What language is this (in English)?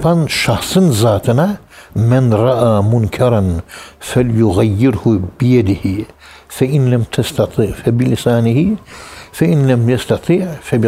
Turkish